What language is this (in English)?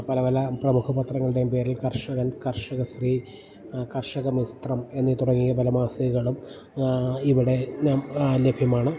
Malayalam